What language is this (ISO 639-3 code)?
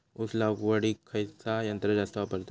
mar